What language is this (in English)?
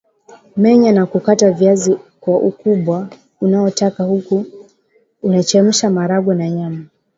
Swahili